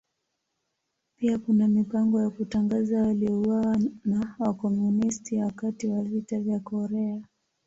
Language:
Swahili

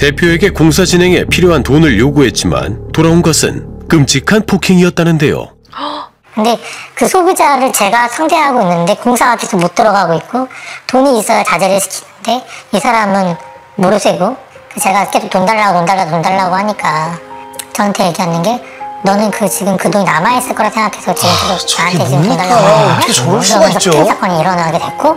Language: Korean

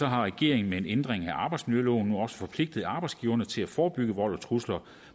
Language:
Danish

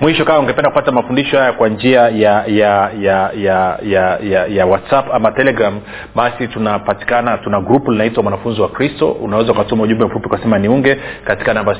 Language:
Swahili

